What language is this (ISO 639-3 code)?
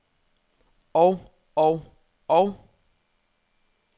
dan